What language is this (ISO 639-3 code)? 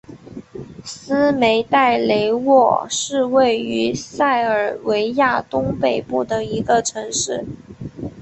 zho